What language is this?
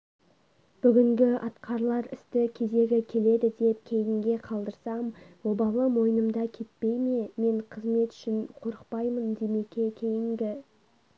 Kazakh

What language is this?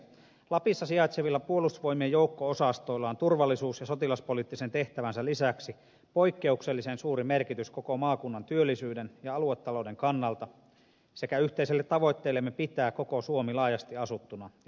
Finnish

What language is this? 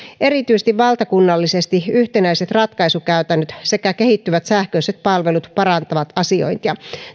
Finnish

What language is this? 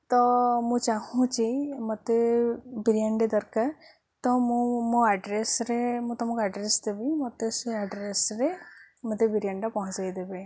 Odia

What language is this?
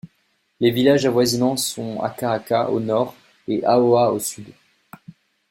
French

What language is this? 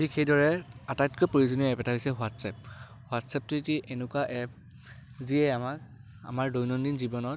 Assamese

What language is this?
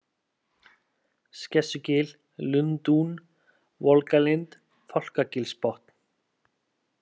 Icelandic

